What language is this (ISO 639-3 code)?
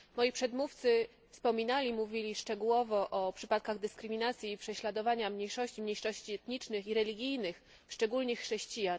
pol